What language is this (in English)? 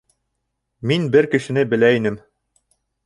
Bashkir